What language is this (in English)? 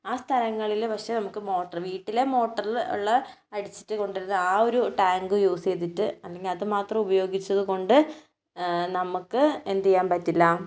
Malayalam